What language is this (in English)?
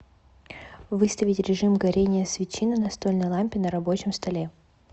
Russian